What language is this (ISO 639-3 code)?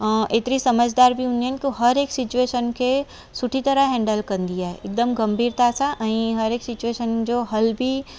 snd